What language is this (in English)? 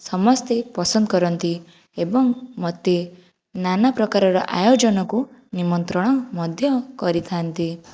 Odia